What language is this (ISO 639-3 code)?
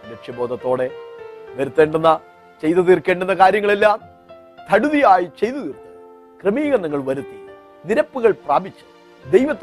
mal